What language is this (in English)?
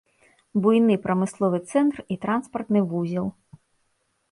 Belarusian